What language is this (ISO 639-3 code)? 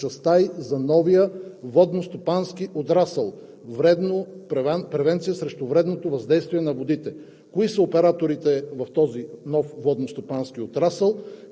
bul